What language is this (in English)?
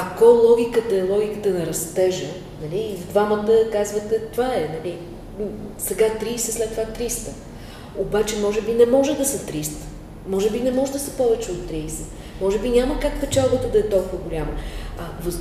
Bulgarian